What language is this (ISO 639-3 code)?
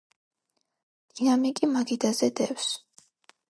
kat